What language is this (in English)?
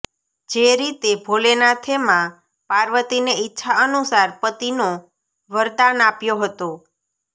Gujarati